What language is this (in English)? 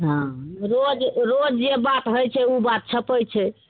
Maithili